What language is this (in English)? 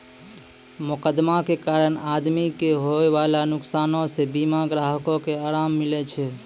Maithili